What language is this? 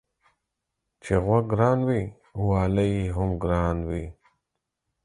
Pashto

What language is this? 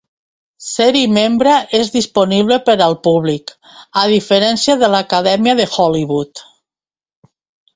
Catalan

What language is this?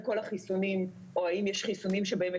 Hebrew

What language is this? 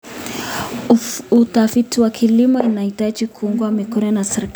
Kalenjin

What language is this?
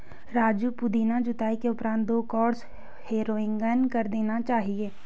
Hindi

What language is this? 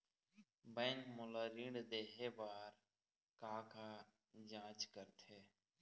Chhattisgarhi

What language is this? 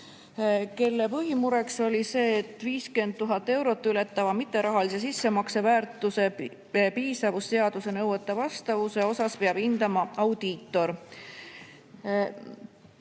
Estonian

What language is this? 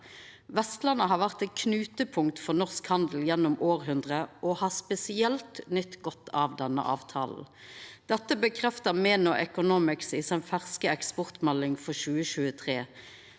Norwegian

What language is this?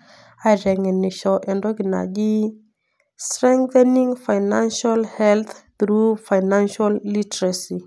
Masai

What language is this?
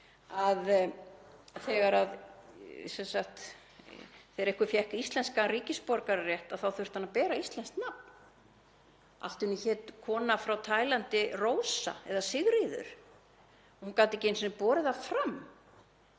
Icelandic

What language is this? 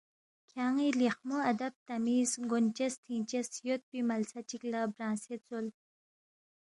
Balti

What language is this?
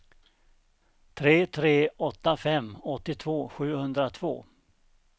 Swedish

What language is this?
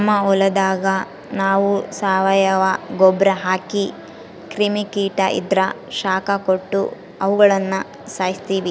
Kannada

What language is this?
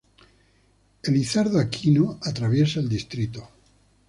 Spanish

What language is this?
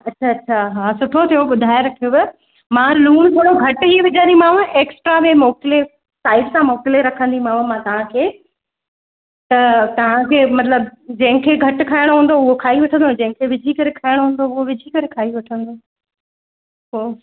Sindhi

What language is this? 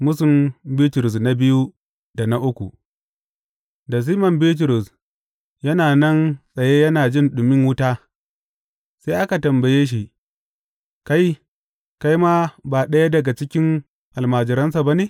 Hausa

